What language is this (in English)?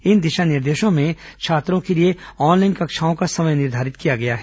Hindi